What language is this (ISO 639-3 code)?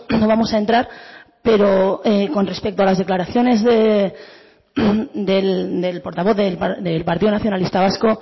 spa